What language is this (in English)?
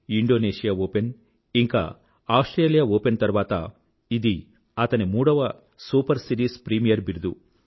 Telugu